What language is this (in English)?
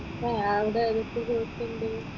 Malayalam